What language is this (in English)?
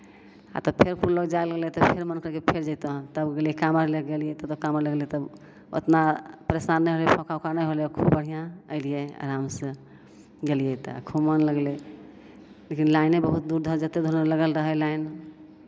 Maithili